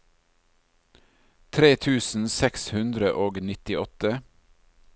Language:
Norwegian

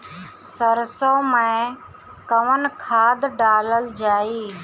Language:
Bhojpuri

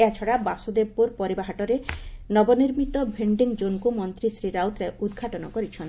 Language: Odia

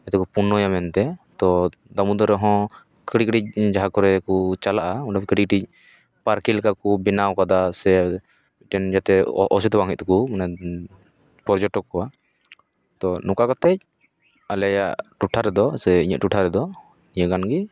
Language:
Santali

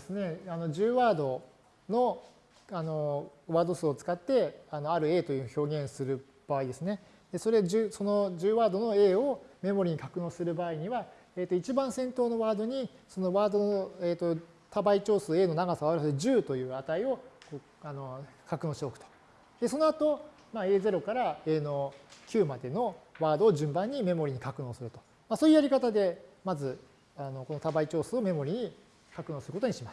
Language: Japanese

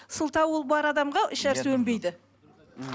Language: Kazakh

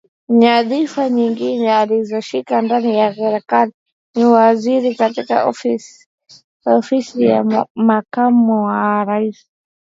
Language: Swahili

